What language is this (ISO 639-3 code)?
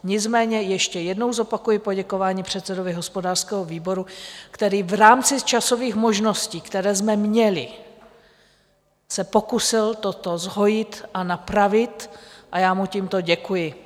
ces